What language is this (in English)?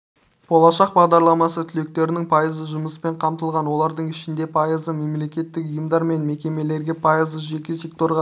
Kazakh